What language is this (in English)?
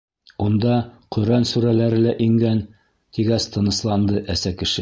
Bashkir